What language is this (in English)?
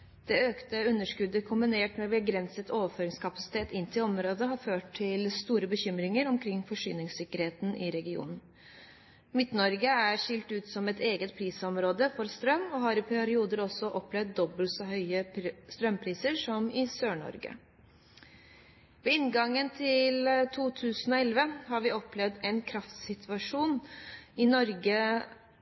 Norwegian Bokmål